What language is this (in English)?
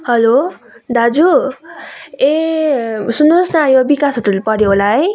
Nepali